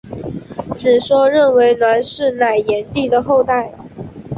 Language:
Chinese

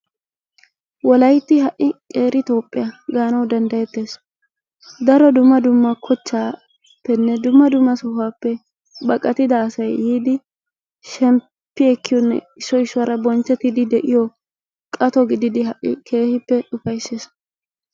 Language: Wolaytta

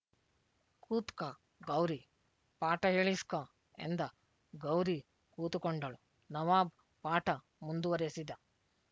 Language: Kannada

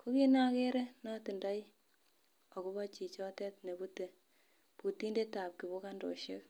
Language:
Kalenjin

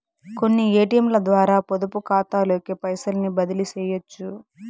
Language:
Telugu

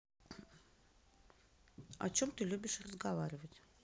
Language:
Russian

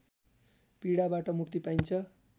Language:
Nepali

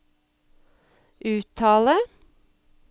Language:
Norwegian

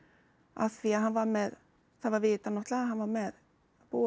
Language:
Icelandic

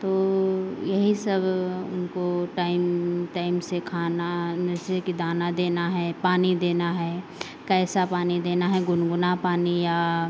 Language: Hindi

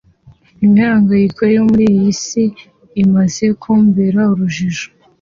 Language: Kinyarwanda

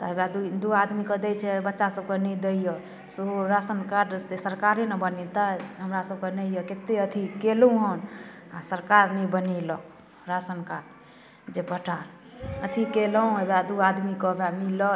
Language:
Maithili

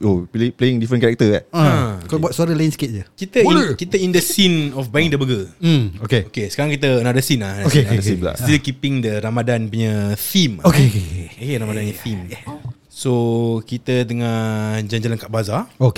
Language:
Malay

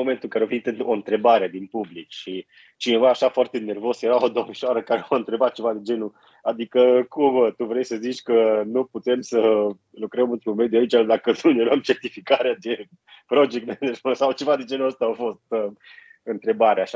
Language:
Romanian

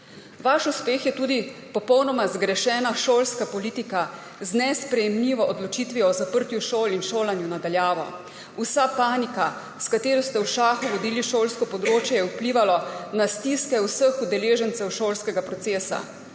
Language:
Slovenian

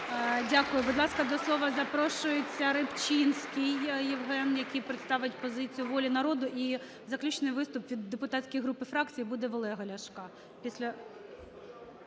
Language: Ukrainian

